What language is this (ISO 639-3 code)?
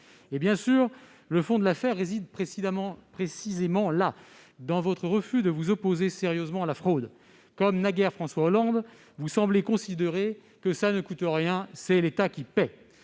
fra